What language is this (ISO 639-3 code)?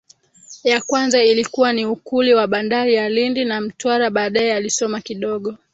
swa